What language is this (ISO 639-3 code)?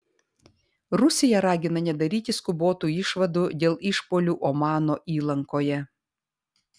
lit